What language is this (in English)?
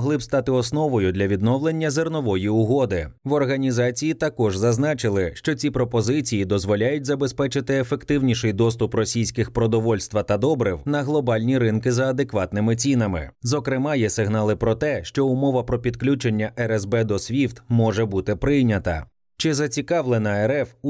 Ukrainian